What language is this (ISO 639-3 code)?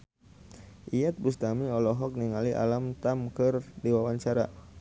sun